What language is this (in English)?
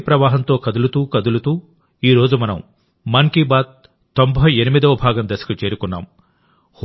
Telugu